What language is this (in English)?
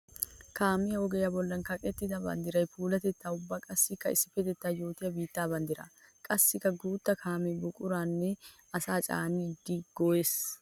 Wolaytta